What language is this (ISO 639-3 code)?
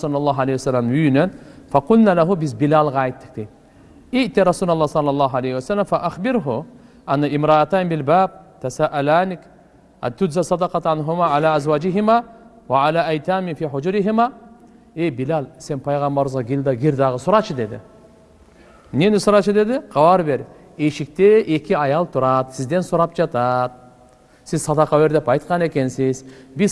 tur